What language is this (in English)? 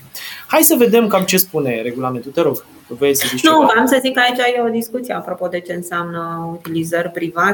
Romanian